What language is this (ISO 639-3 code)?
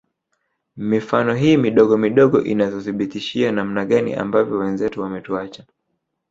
swa